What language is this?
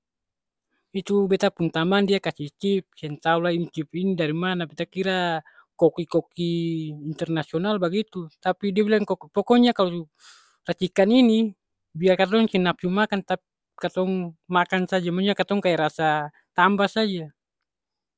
Ambonese Malay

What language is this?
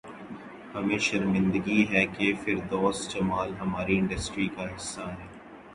Urdu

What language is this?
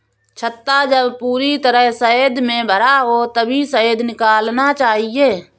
Hindi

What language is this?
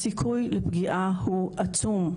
Hebrew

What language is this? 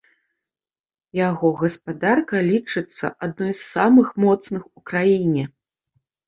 Belarusian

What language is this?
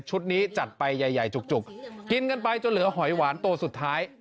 Thai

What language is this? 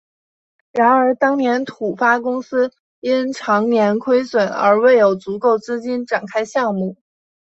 Chinese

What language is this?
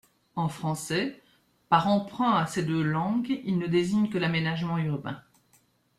French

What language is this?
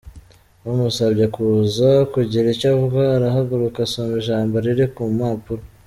Kinyarwanda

